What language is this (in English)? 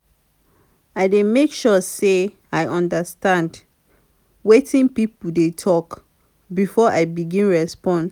Nigerian Pidgin